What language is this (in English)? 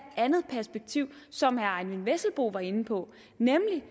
Danish